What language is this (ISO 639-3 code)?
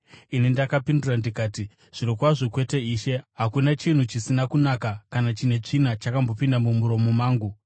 sna